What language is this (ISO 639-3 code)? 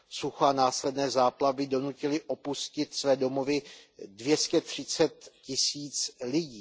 ces